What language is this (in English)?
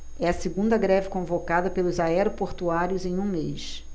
Portuguese